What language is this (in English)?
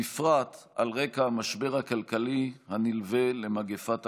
Hebrew